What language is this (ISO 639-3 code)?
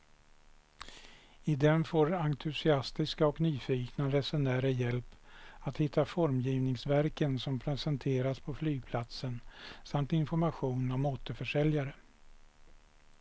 swe